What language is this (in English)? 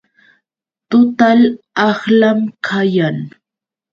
Yauyos Quechua